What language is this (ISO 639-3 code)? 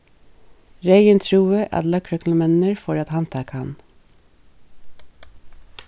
fao